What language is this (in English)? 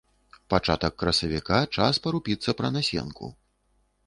Belarusian